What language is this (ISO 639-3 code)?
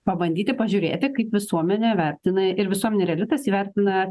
lit